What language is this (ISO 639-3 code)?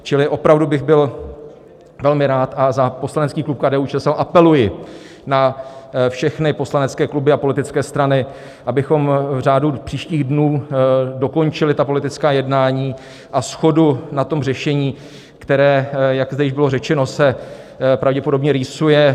ces